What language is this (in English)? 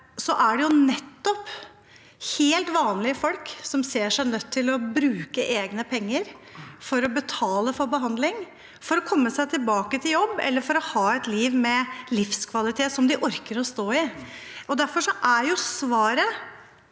Norwegian